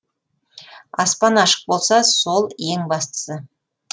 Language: Kazakh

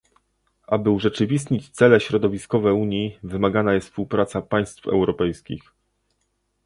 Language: Polish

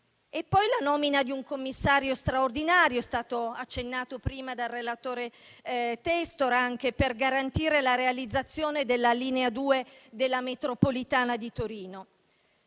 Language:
Italian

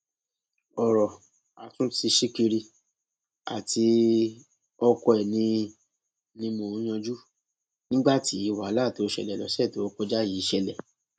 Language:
Yoruba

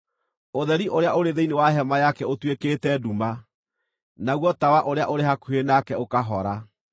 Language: Kikuyu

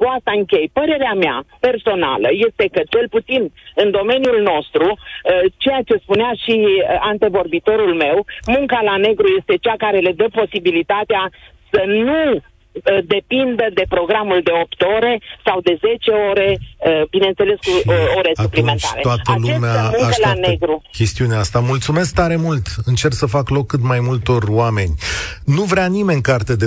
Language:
Romanian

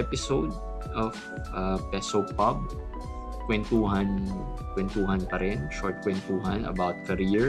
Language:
Filipino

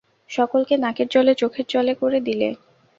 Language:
Bangla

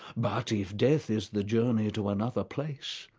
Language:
English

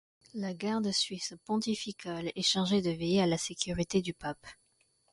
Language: French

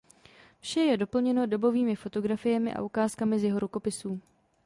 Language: Czech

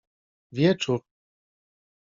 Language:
Polish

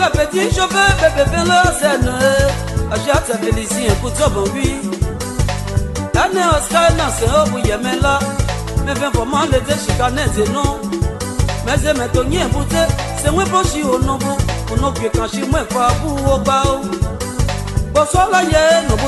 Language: Romanian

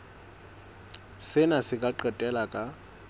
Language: Southern Sotho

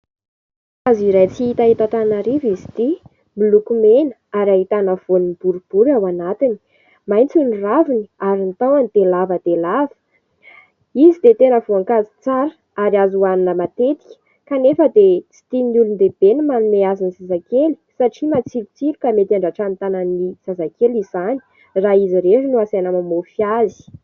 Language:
Malagasy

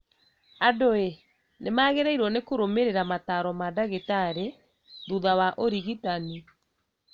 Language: Kikuyu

